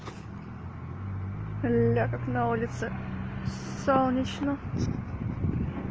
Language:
Russian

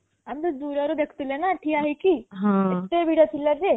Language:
Odia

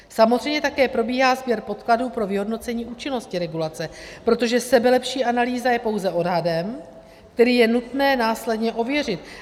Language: Czech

